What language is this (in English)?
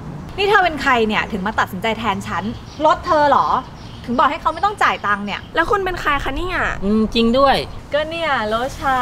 Thai